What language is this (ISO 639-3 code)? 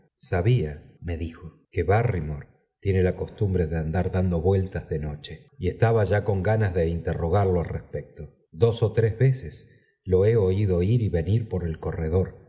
spa